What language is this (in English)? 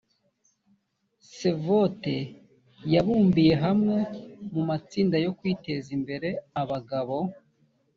Kinyarwanda